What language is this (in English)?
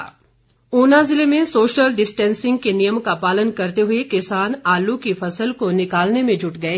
Hindi